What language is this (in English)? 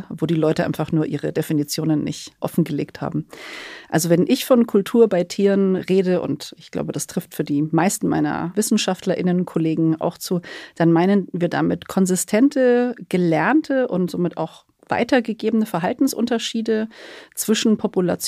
German